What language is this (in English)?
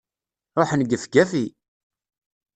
Kabyle